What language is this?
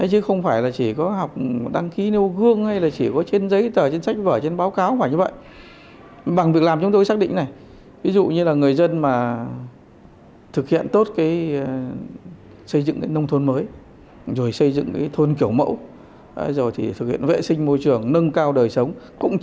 Vietnamese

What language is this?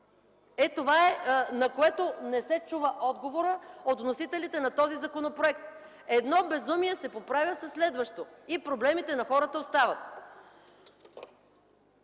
Bulgarian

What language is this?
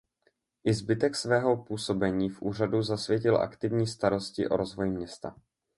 Czech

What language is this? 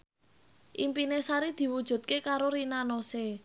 Javanese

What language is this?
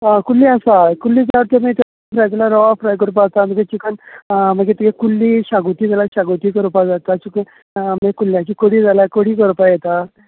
Konkani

